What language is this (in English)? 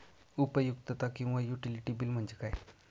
Marathi